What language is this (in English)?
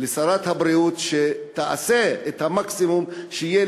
Hebrew